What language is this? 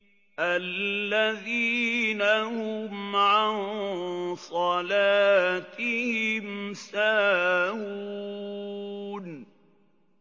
Arabic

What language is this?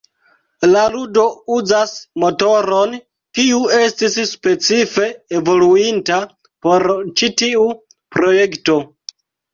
Esperanto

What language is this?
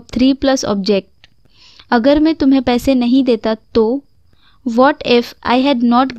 Hindi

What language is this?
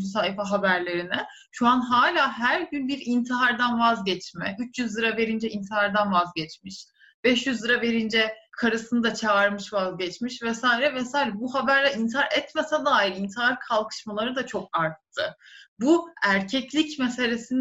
Turkish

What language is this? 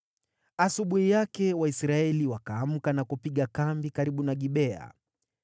Swahili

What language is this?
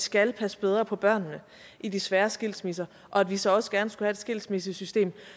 Danish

